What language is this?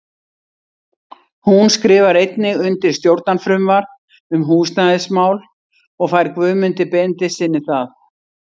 Icelandic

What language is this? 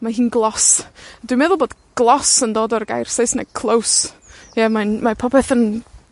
Welsh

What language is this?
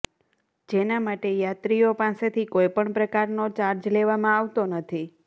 Gujarati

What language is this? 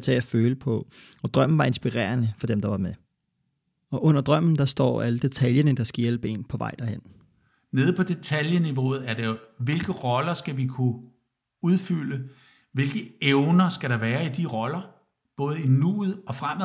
Danish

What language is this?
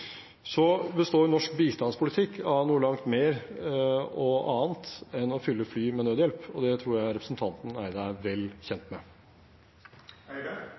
Norwegian Bokmål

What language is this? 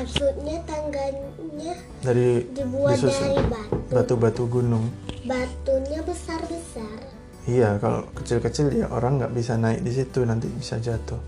Indonesian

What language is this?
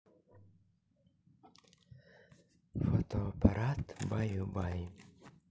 Russian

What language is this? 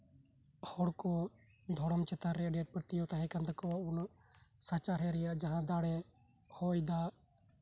Santali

